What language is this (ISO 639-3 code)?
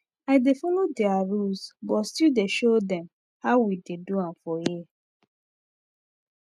pcm